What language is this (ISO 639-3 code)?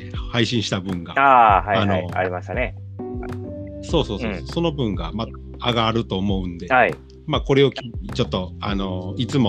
jpn